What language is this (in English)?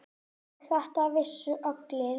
Icelandic